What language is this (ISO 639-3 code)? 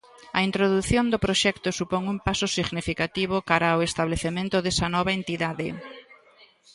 glg